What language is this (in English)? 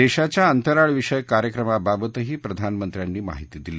Marathi